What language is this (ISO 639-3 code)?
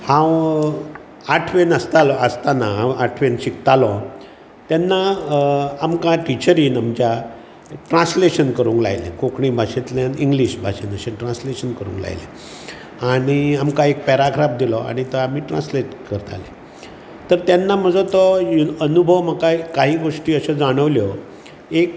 kok